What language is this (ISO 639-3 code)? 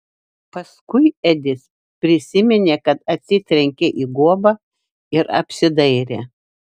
lit